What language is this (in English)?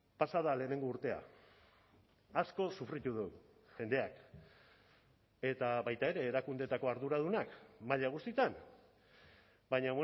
Basque